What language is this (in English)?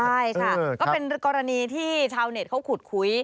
Thai